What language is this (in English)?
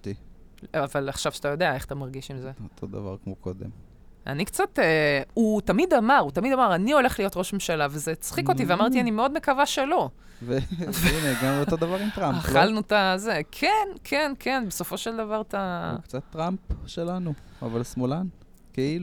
Hebrew